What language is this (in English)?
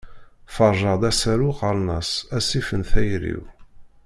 Kabyle